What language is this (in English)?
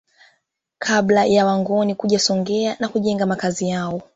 Swahili